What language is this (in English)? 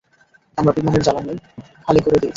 Bangla